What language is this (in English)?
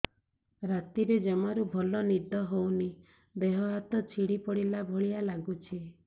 Odia